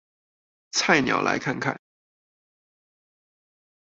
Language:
Chinese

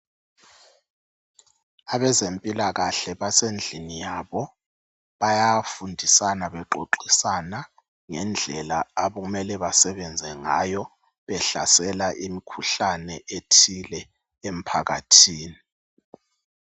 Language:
North Ndebele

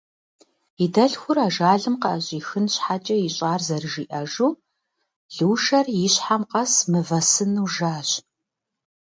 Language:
Kabardian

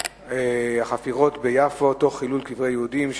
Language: Hebrew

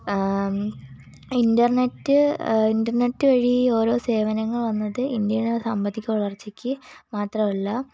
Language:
Malayalam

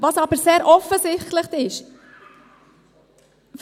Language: Swiss German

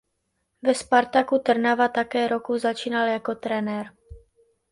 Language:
Czech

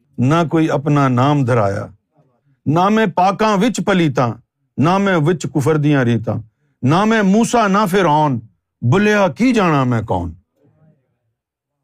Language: Urdu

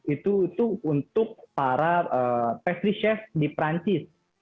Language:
Indonesian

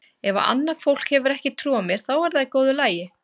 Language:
Icelandic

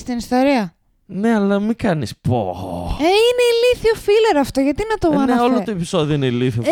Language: Greek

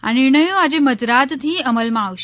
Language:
Gujarati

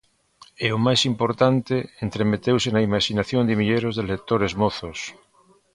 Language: Galician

